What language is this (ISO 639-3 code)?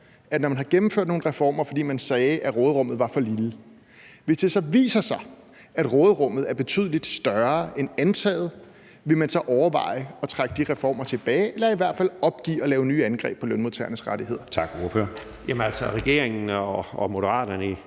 dan